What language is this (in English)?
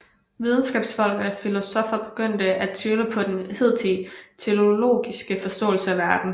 Danish